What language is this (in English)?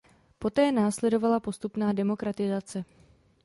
Czech